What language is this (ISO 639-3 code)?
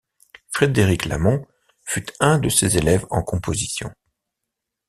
fra